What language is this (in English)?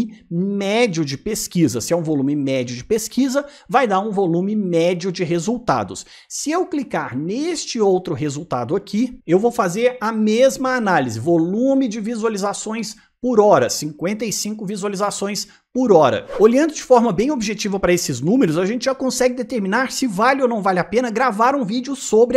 Portuguese